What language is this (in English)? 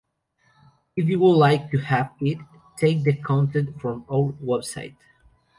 Spanish